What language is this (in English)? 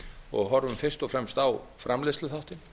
Icelandic